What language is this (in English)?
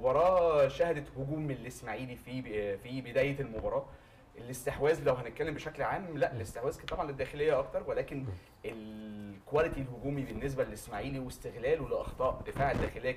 Arabic